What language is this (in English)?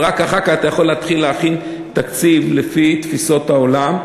Hebrew